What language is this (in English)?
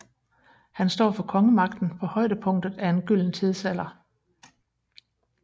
Danish